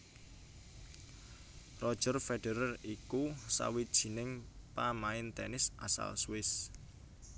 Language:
Javanese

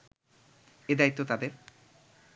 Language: Bangla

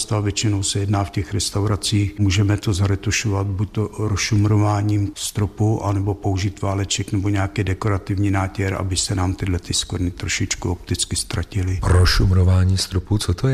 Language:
Czech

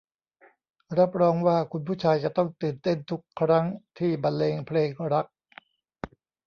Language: Thai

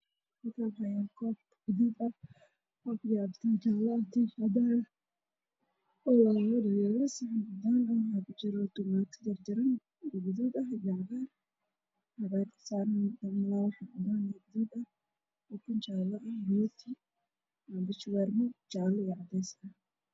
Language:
Somali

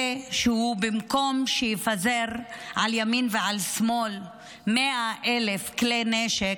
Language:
Hebrew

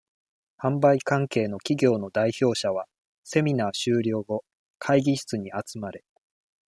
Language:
Japanese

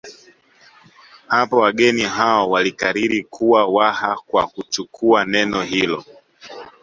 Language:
Swahili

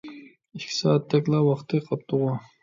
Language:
Uyghur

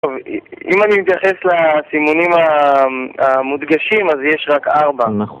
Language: Hebrew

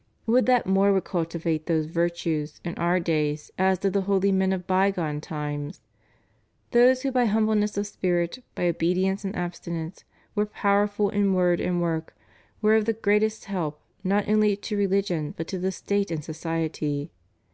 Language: English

